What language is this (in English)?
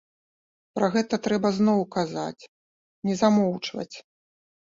Belarusian